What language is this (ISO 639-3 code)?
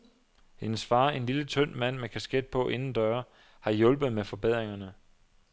dan